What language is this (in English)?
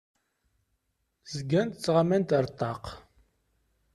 Kabyle